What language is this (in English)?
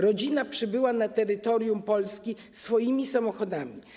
Polish